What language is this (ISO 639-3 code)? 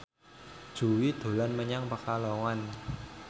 jav